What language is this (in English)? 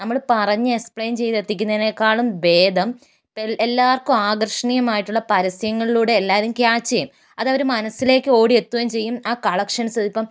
Malayalam